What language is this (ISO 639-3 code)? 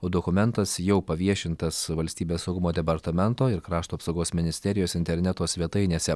lit